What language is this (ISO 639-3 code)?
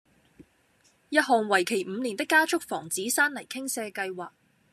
yue